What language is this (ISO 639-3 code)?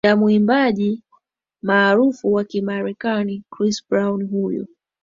swa